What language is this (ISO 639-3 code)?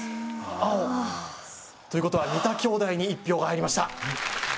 jpn